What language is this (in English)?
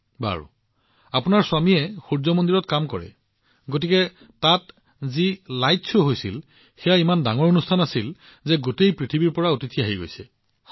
Assamese